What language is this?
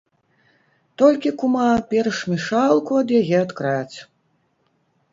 Belarusian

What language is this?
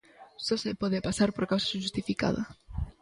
Galician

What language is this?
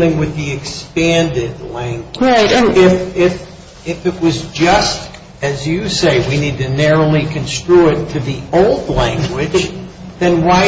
English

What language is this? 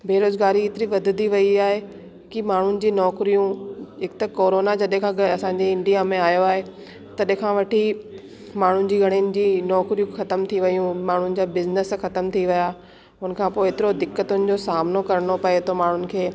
Sindhi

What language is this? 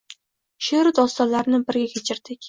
Uzbek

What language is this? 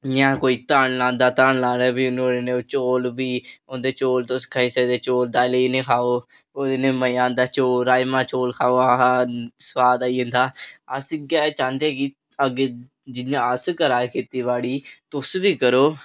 Dogri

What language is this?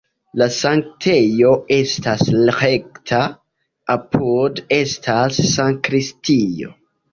Esperanto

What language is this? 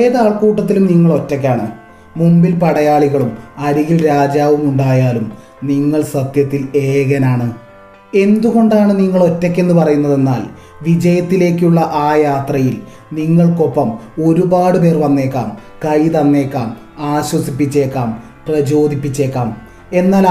Malayalam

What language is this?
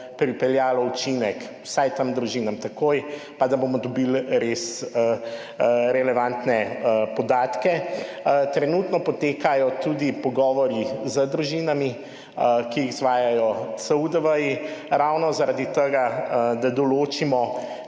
Slovenian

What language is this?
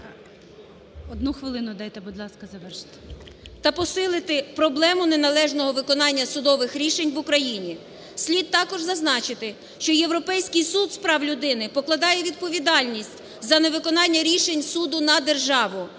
Ukrainian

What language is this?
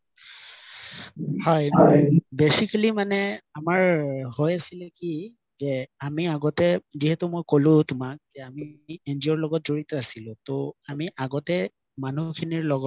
Assamese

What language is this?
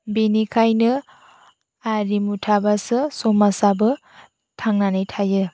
Bodo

